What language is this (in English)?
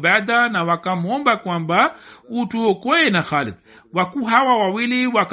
Swahili